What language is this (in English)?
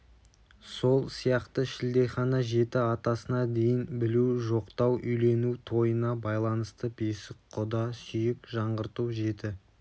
Kazakh